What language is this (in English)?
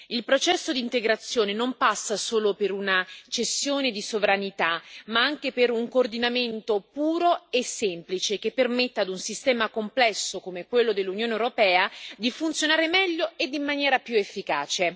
Italian